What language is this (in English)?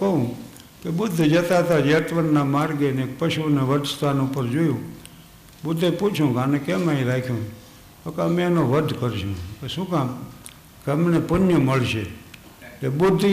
Gujarati